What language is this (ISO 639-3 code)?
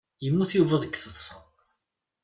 kab